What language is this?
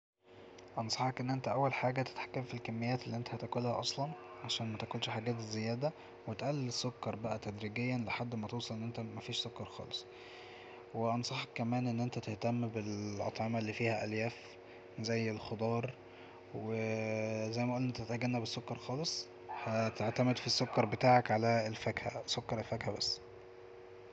Egyptian Arabic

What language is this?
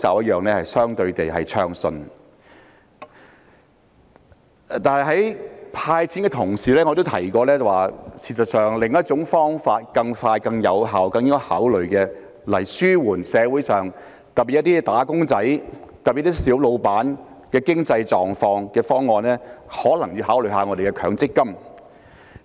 Cantonese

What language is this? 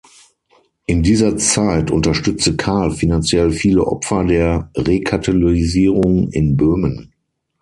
German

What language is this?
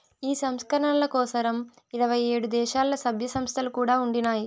Telugu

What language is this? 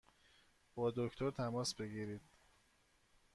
Persian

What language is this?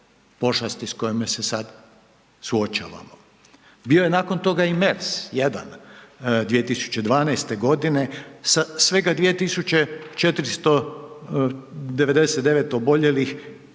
Croatian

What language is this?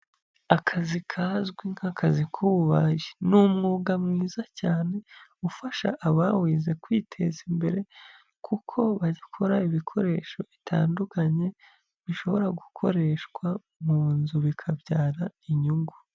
Kinyarwanda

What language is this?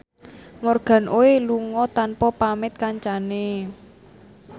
Javanese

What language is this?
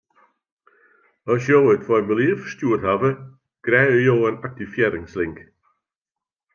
Western Frisian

